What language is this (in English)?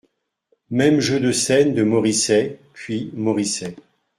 French